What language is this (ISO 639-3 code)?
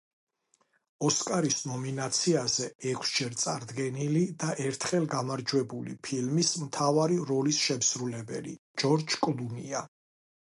kat